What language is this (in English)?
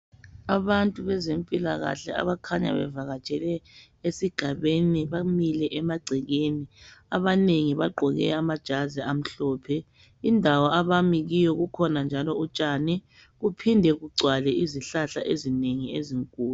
North Ndebele